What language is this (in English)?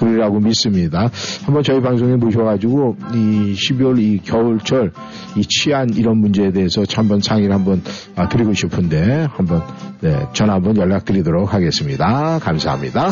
Korean